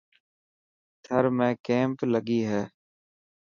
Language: Dhatki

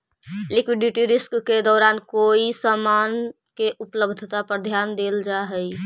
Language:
Magahi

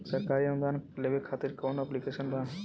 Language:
Bhojpuri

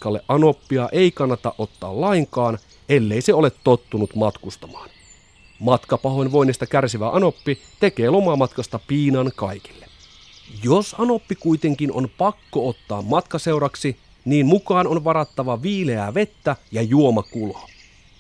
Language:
Finnish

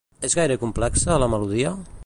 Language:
Catalan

